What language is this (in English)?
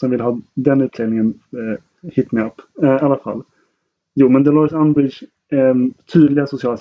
Swedish